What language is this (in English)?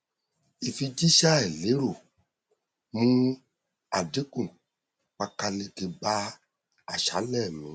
Yoruba